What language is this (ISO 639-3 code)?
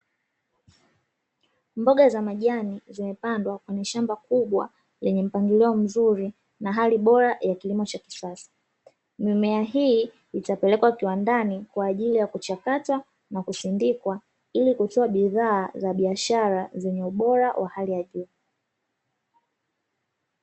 swa